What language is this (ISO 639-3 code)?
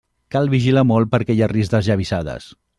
cat